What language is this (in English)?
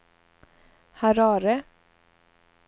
Swedish